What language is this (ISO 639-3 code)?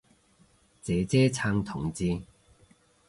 yue